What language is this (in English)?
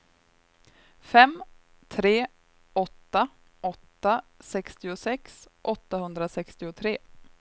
Swedish